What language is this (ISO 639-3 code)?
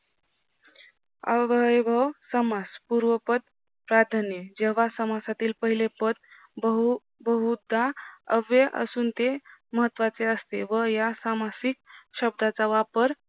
mar